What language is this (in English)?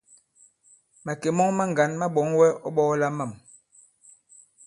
Bankon